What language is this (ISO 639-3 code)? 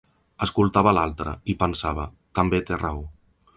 cat